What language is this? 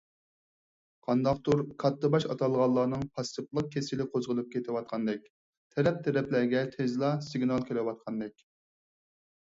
Uyghur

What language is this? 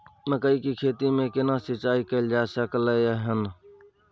Maithili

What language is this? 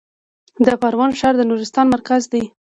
Pashto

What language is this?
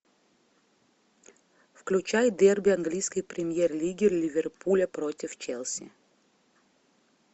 Russian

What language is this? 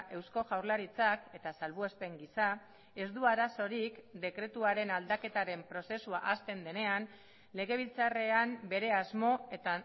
Basque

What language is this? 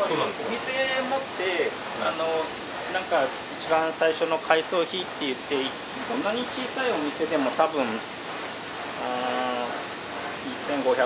Japanese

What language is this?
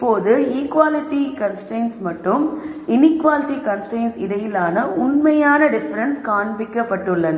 Tamil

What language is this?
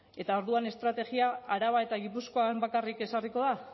Basque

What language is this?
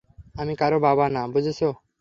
Bangla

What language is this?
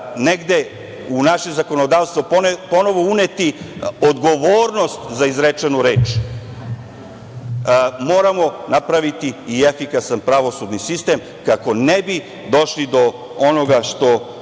Serbian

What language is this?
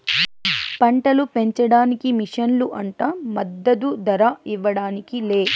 Telugu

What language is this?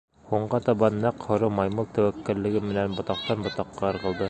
Bashkir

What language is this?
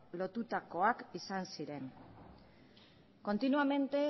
Basque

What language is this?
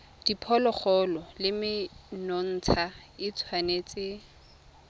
Tswana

